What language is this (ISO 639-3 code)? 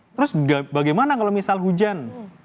ind